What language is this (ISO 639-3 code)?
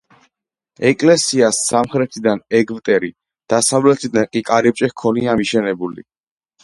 kat